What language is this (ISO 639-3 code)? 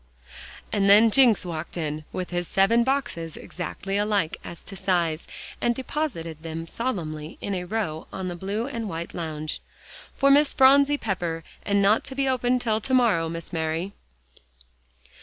eng